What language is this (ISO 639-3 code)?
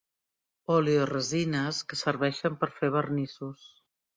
cat